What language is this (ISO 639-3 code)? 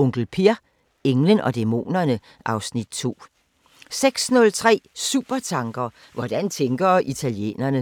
dan